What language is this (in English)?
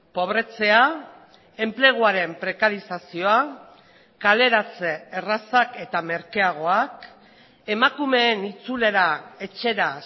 Basque